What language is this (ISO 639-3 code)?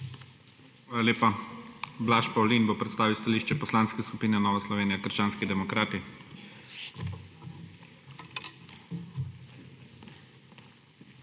slv